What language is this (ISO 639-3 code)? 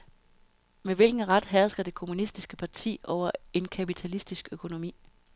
dan